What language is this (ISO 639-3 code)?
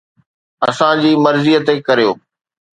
snd